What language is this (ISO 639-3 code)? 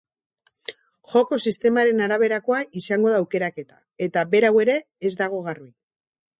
eus